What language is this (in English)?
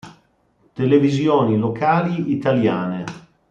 Italian